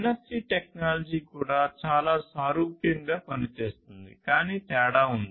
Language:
Telugu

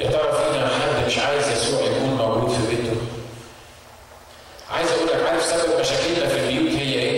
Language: Arabic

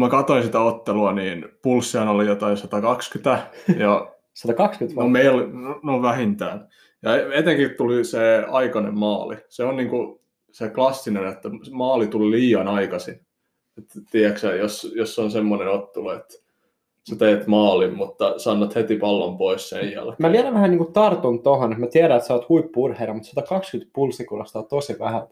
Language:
Finnish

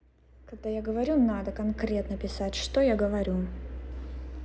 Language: Russian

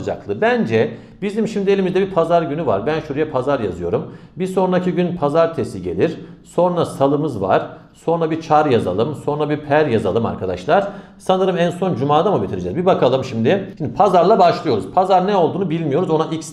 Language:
Turkish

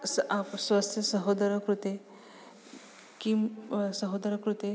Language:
Sanskrit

